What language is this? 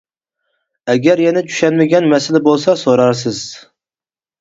Uyghur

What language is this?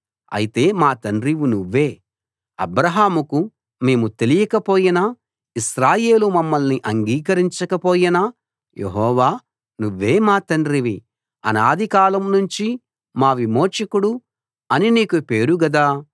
Telugu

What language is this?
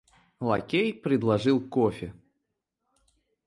Russian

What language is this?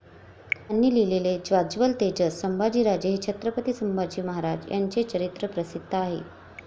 Marathi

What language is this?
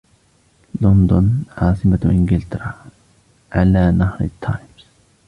Arabic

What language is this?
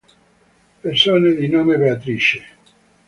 Italian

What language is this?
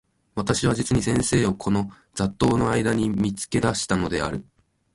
Japanese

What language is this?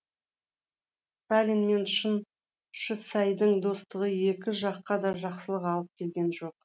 Kazakh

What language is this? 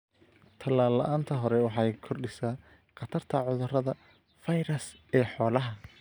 Somali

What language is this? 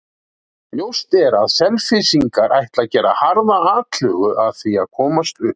Icelandic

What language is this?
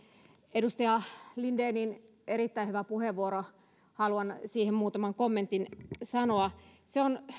Finnish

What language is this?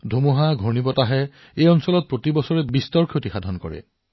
Assamese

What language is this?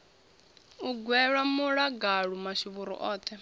Venda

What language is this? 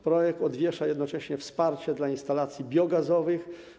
Polish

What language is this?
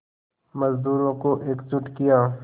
Hindi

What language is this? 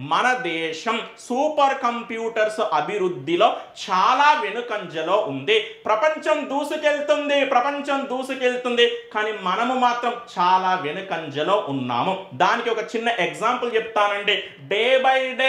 Hindi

